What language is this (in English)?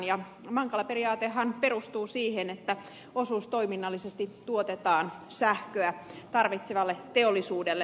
Finnish